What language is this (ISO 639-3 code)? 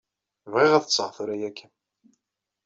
kab